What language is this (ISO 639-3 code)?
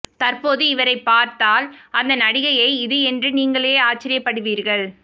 tam